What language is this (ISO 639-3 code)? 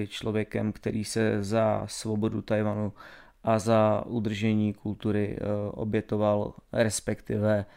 ces